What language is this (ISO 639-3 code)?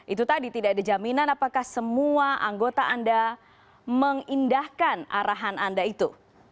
ind